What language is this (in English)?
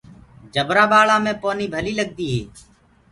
Gurgula